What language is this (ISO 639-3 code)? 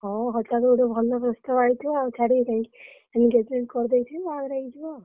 ori